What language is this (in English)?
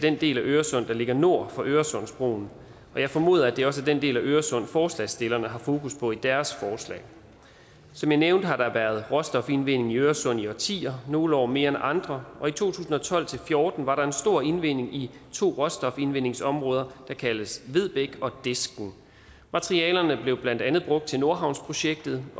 Danish